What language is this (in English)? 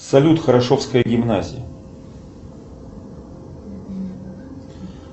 Russian